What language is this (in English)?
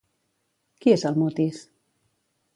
Catalan